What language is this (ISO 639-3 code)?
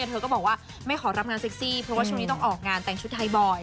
tha